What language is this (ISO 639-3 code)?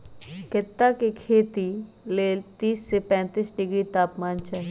mag